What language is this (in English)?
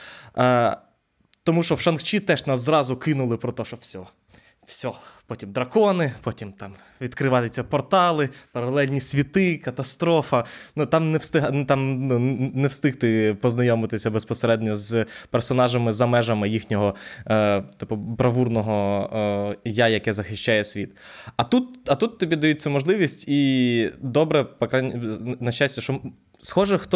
Ukrainian